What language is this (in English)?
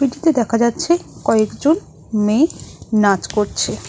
Bangla